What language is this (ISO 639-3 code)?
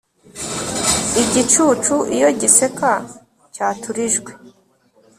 kin